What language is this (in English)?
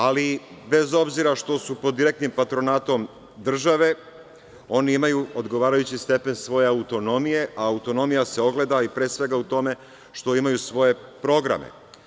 Serbian